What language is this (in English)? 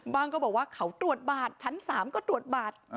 Thai